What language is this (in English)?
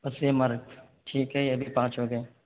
Urdu